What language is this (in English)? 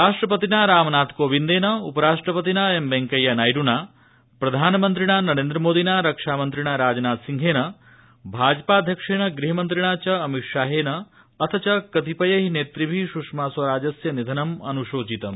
Sanskrit